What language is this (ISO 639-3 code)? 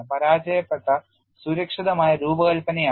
mal